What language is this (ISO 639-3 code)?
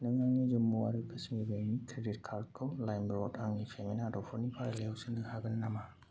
brx